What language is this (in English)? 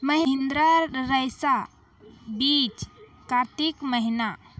Maithili